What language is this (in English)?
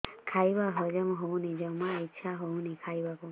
Odia